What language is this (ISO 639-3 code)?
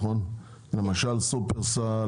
heb